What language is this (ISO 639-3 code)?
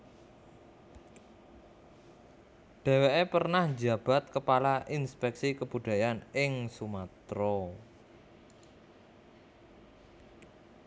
jav